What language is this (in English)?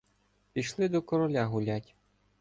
Ukrainian